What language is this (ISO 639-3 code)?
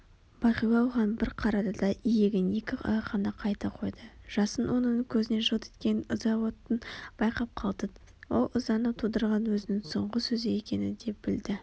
kaz